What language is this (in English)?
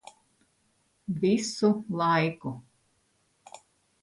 Latvian